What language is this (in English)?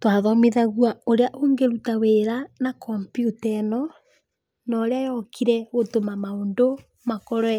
Kikuyu